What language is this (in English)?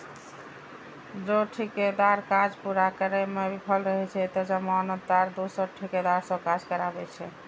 Maithili